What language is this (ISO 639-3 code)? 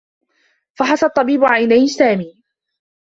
ara